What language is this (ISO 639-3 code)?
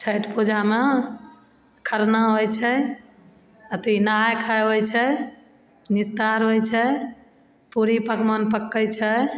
mai